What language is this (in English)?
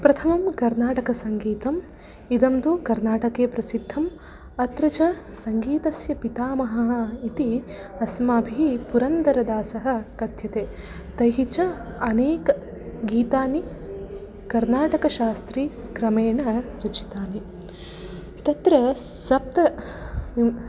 Sanskrit